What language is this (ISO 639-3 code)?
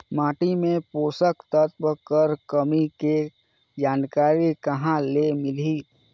hne